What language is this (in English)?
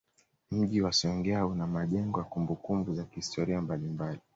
Swahili